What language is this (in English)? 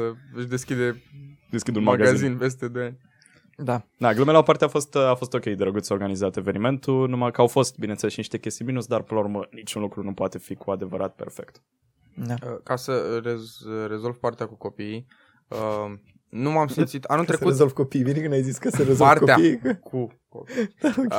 Romanian